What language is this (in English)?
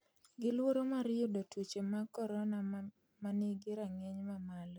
Luo (Kenya and Tanzania)